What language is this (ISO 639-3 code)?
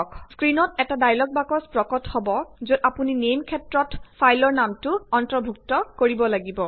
asm